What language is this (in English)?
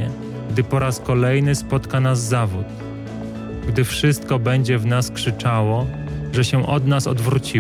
Polish